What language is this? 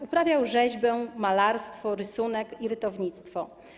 Polish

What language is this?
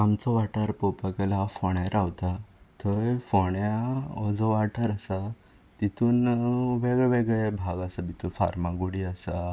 Konkani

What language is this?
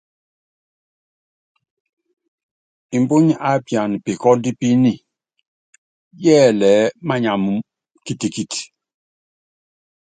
Yangben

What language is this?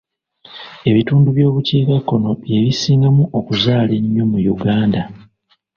Ganda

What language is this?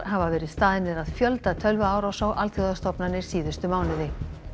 Icelandic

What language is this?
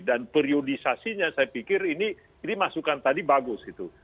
Indonesian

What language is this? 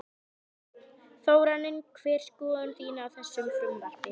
Icelandic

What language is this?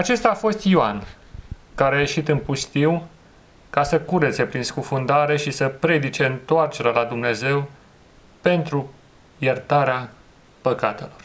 Romanian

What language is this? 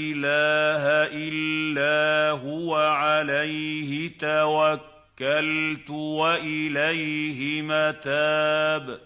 Arabic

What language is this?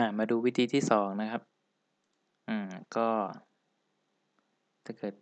Thai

